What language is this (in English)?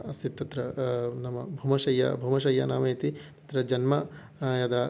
Sanskrit